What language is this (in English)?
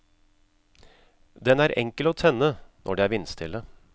Norwegian